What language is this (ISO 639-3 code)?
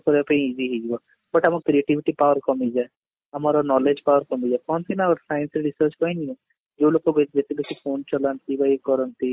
ori